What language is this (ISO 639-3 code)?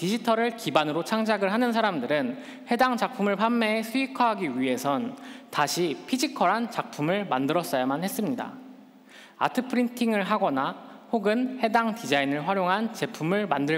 kor